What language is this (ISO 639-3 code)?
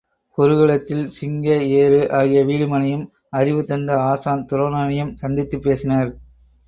tam